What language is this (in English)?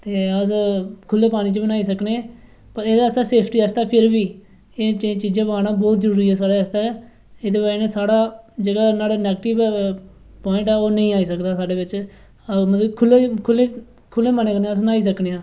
Dogri